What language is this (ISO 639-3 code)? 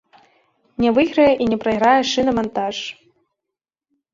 bel